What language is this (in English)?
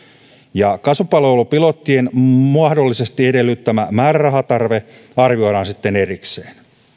Finnish